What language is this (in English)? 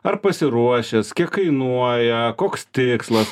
Lithuanian